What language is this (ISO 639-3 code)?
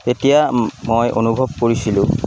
asm